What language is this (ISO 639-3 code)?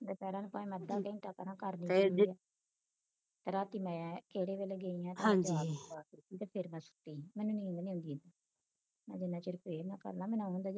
pan